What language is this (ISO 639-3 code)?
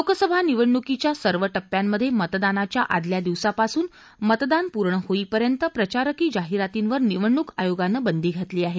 mar